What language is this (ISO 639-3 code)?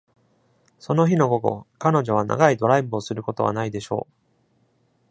jpn